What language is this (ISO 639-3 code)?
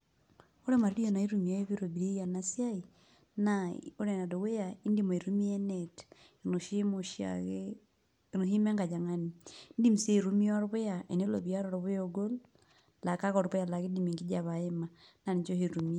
mas